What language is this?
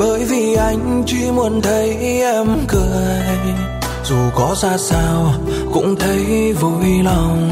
Vietnamese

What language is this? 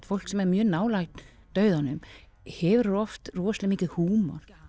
Icelandic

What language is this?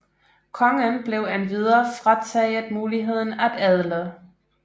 Danish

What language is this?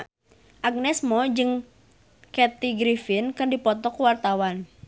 Sundanese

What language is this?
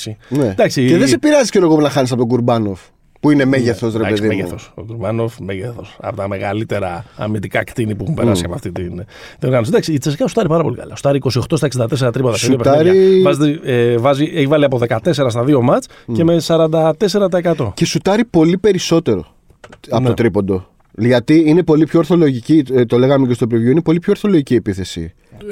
Greek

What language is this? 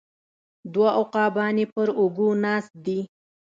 Pashto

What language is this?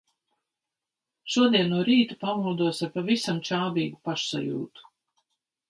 Latvian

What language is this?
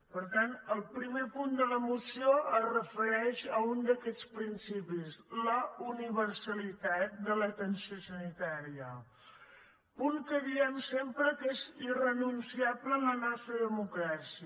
Catalan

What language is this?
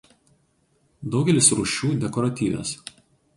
Lithuanian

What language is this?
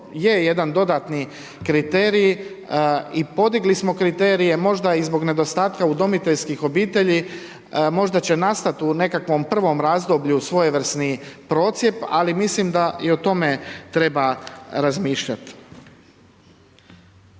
Croatian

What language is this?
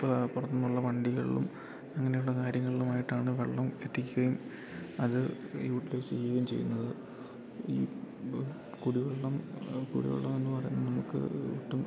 Malayalam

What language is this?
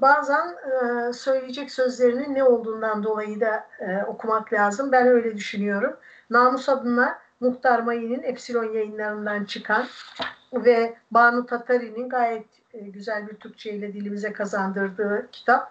Turkish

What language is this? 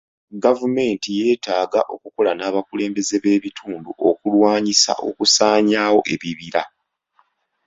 Ganda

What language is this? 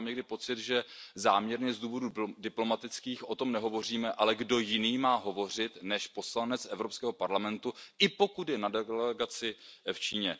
Czech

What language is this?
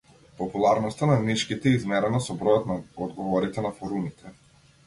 Macedonian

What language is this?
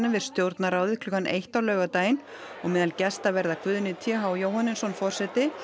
Icelandic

